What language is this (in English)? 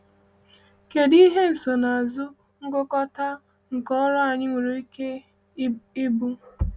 Igbo